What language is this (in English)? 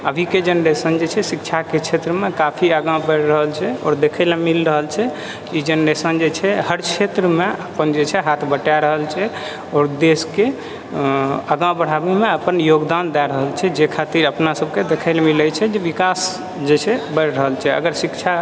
Maithili